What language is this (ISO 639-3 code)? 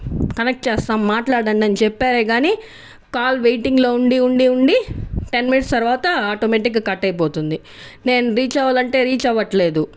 tel